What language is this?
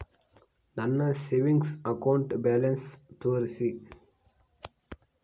Kannada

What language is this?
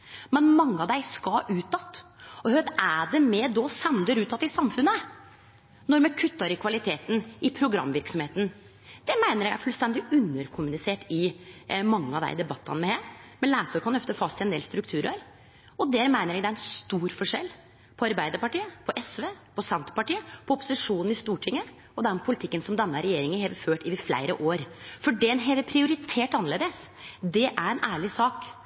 Norwegian Nynorsk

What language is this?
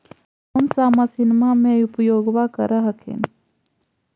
Magahi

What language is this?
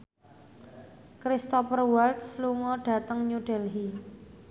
Javanese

